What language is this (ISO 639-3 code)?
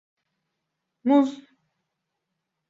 tur